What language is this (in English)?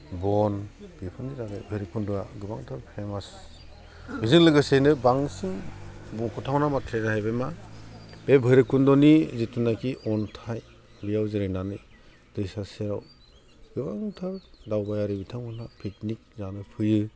Bodo